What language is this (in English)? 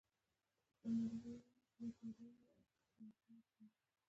Pashto